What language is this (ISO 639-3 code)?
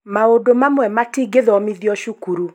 kik